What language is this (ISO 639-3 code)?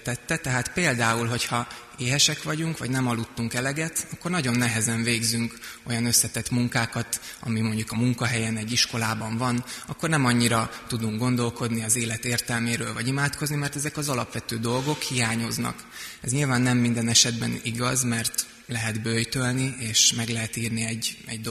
hun